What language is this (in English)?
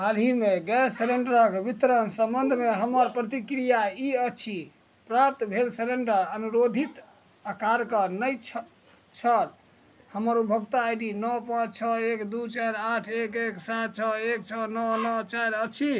Maithili